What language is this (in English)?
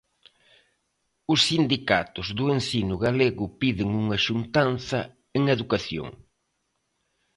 Galician